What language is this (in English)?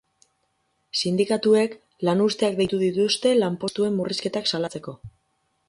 Basque